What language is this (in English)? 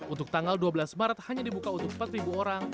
Indonesian